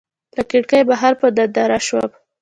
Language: Pashto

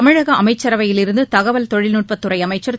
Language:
Tamil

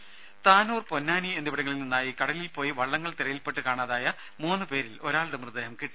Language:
Malayalam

